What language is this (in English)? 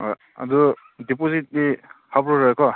Manipuri